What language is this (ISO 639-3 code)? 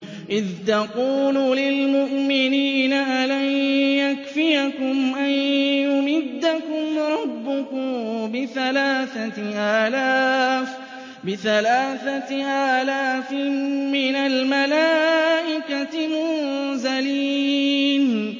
ara